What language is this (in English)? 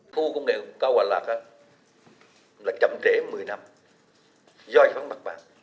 Vietnamese